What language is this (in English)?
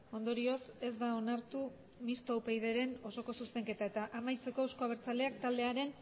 Basque